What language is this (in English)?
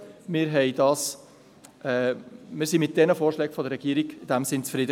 Swiss German